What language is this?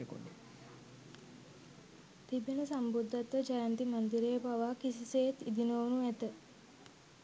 Sinhala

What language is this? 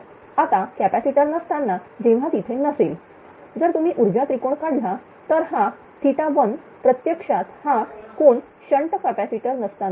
Marathi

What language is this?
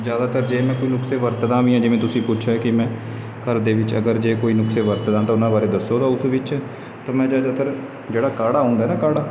Punjabi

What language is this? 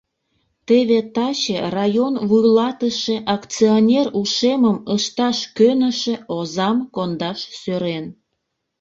Mari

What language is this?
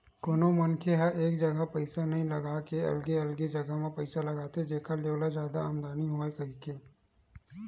Chhattisgarhi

